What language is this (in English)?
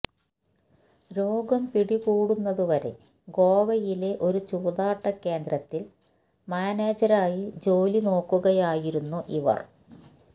Malayalam